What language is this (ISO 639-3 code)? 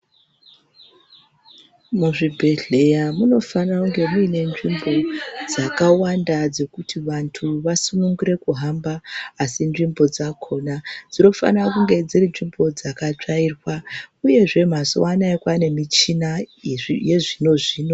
ndc